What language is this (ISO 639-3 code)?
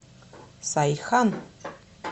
rus